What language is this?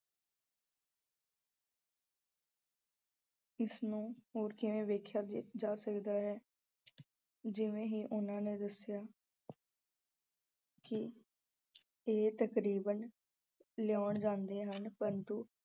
Punjabi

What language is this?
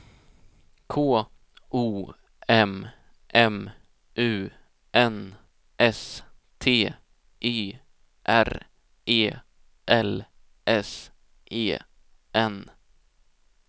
Swedish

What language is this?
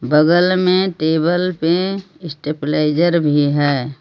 Hindi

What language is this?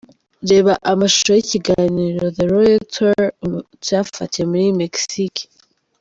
Kinyarwanda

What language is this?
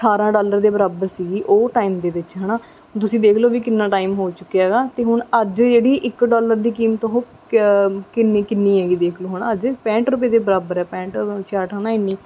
Punjabi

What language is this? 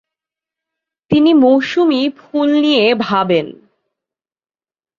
Bangla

